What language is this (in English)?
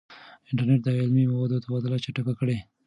Pashto